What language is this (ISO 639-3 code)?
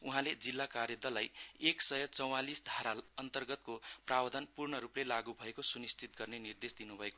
nep